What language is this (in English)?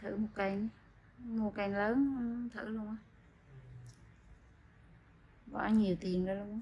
Vietnamese